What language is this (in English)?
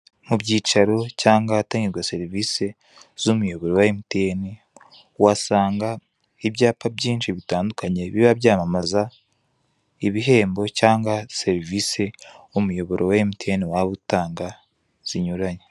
Kinyarwanda